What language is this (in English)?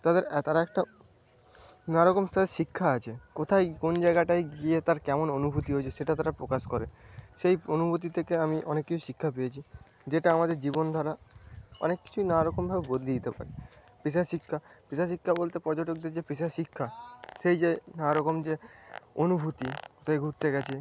Bangla